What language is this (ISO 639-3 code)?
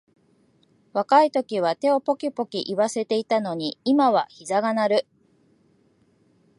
jpn